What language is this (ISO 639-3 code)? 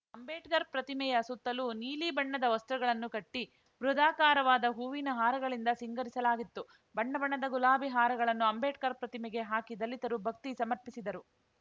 kan